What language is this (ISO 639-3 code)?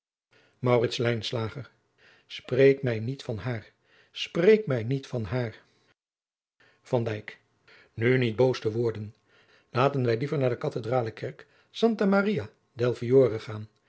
nld